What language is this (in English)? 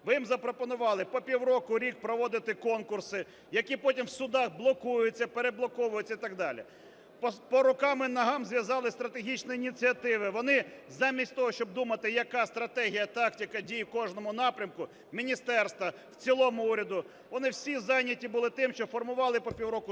Ukrainian